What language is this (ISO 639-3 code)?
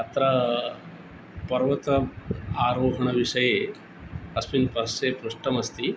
san